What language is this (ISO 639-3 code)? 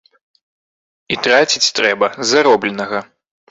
bel